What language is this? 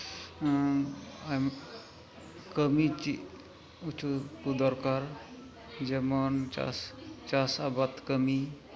Santali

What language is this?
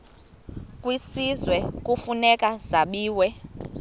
Xhosa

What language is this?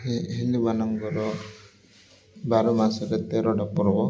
Odia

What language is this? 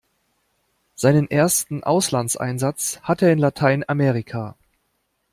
German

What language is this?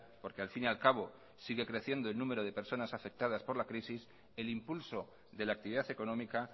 Spanish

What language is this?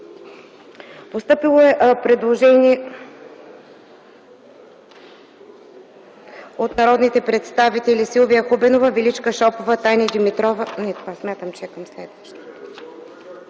Bulgarian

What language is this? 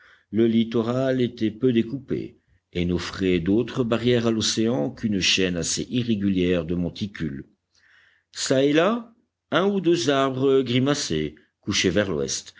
French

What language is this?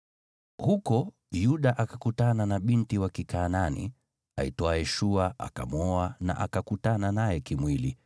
Swahili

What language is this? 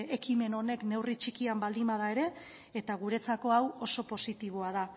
Basque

